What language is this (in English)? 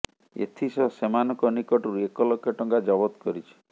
Odia